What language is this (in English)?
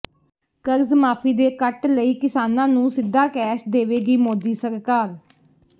Punjabi